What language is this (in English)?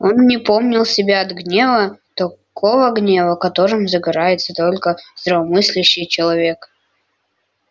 Russian